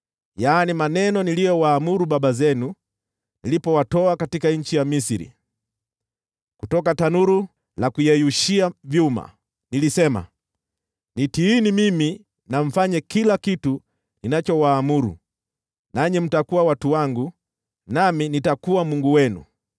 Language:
Swahili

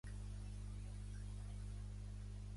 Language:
Catalan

